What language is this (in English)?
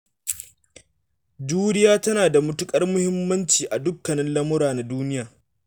Hausa